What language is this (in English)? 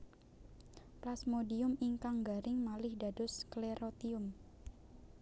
Javanese